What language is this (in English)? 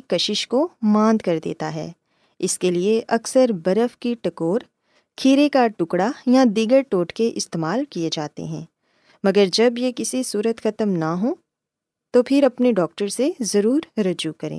Urdu